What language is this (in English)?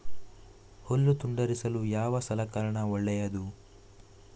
Kannada